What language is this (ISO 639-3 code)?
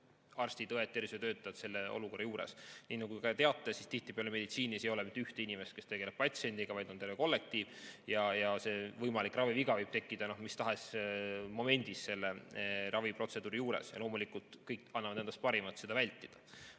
est